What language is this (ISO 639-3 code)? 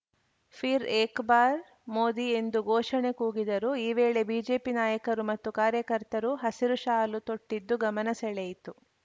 kan